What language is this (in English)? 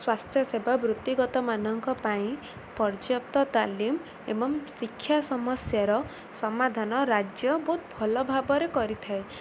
Odia